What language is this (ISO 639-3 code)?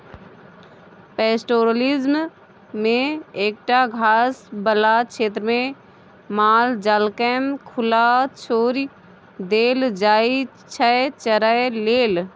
mai